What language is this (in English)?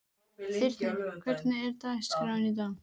Icelandic